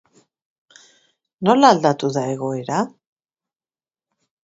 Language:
Basque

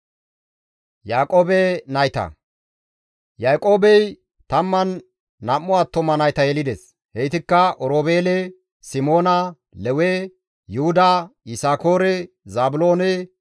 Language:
Gamo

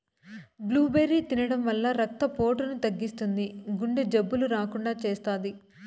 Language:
Telugu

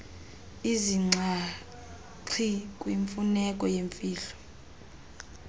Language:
Xhosa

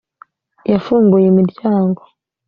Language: Kinyarwanda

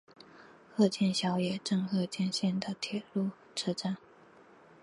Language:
Chinese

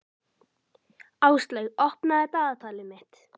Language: Icelandic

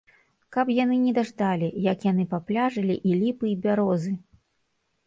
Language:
Belarusian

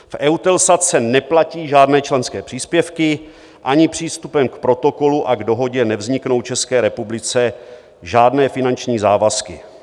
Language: Czech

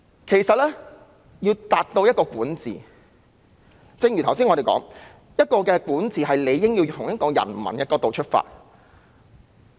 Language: Cantonese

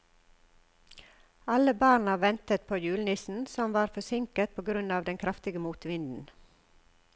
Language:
Norwegian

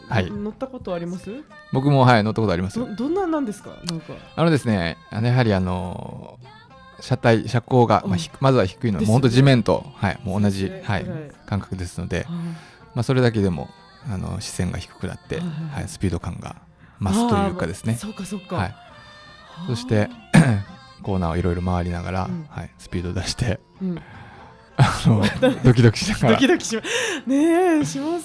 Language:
Japanese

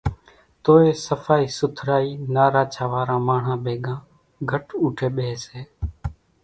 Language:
Kachi Koli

